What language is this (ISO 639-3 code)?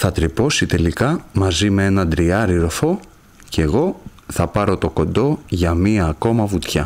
ell